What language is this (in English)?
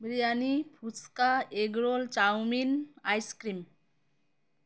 Bangla